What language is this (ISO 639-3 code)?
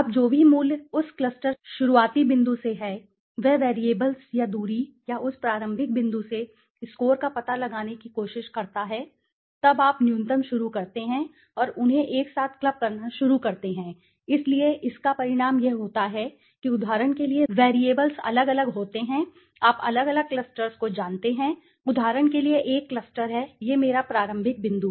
hin